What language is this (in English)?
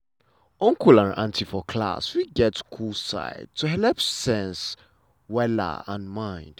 Nigerian Pidgin